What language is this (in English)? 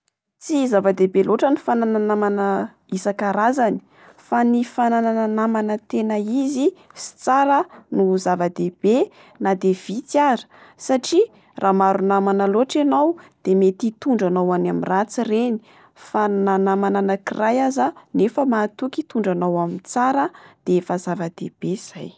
Malagasy